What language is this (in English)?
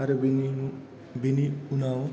Bodo